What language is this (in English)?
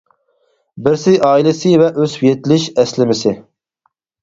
Uyghur